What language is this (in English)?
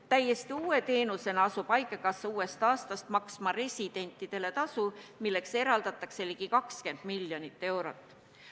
Estonian